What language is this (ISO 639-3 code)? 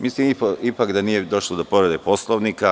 srp